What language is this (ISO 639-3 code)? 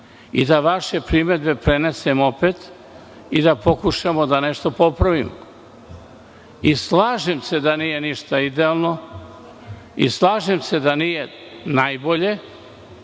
srp